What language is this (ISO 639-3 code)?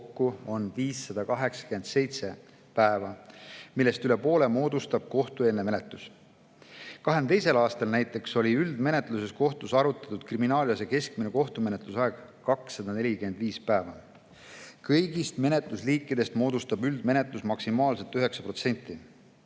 est